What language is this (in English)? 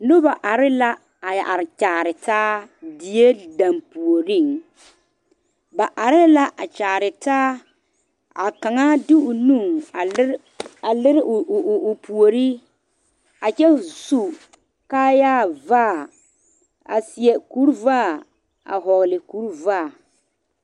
Southern Dagaare